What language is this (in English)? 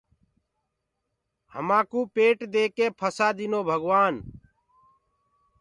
Gurgula